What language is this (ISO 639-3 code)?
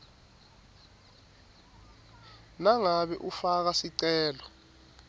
ssw